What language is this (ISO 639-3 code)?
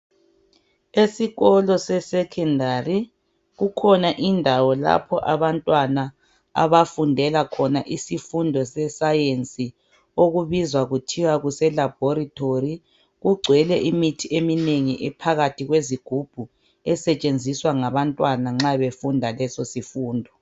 nde